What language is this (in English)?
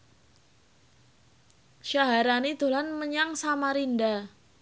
Javanese